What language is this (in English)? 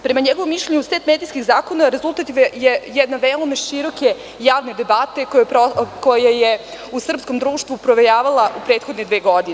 Serbian